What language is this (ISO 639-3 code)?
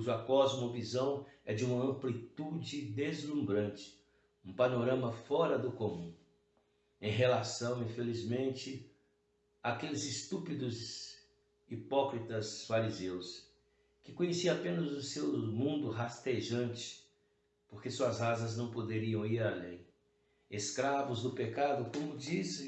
por